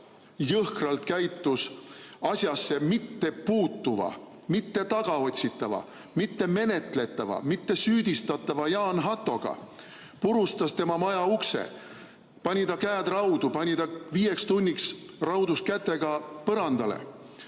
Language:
Estonian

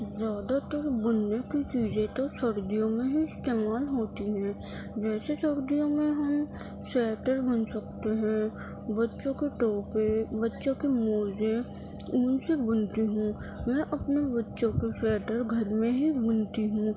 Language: Urdu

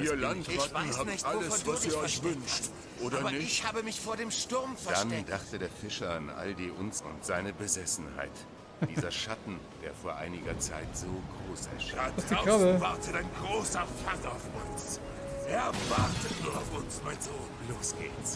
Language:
German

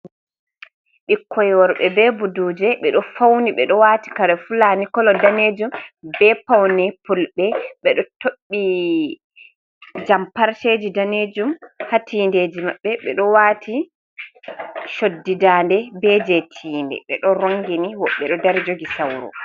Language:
Fula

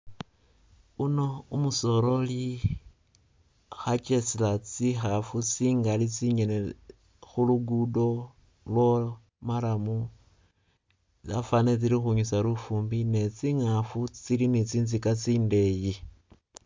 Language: Masaaba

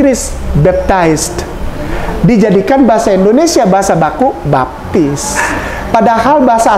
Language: Indonesian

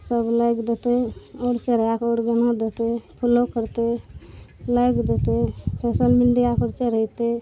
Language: Maithili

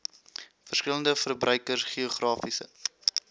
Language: Afrikaans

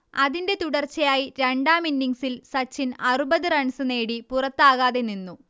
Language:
Malayalam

